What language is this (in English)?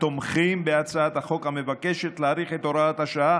Hebrew